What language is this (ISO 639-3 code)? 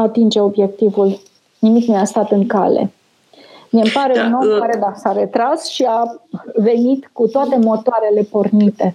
ron